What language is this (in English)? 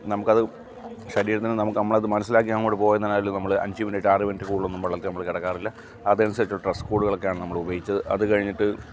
Malayalam